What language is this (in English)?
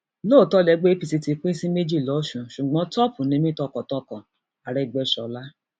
Yoruba